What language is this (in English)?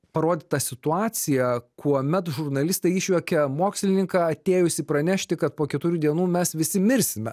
Lithuanian